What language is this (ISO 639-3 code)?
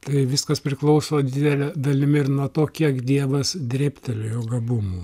lit